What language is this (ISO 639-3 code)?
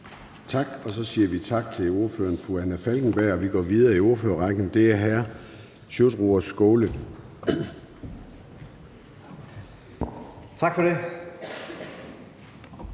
dan